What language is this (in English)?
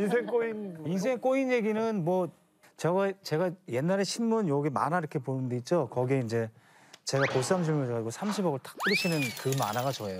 Korean